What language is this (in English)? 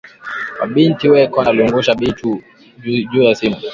Swahili